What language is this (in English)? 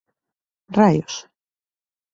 Galician